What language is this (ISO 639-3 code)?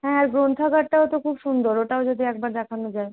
ben